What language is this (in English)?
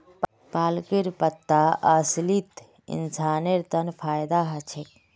Magahi